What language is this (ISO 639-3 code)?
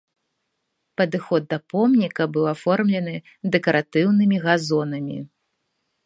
bel